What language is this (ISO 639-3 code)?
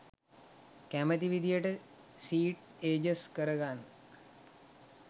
sin